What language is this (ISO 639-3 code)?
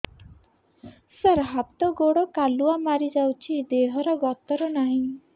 ori